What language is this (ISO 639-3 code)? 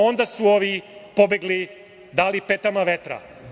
srp